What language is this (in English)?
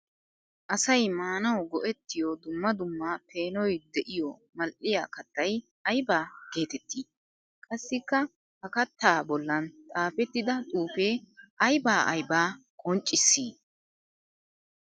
Wolaytta